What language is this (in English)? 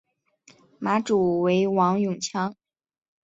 Chinese